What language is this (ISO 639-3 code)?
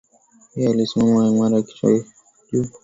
swa